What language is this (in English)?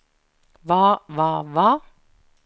Norwegian